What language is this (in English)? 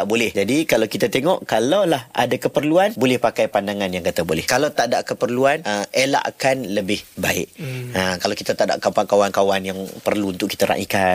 Malay